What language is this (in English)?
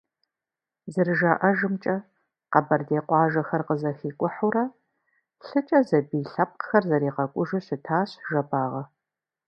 Kabardian